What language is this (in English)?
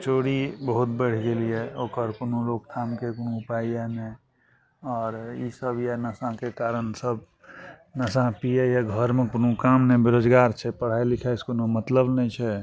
Maithili